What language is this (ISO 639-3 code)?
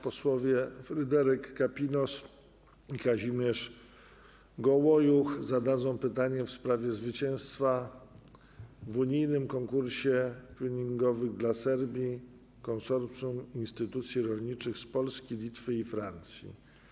pol